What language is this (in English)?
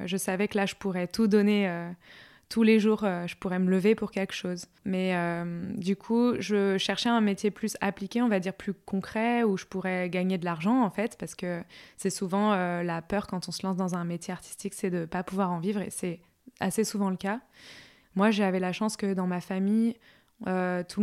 French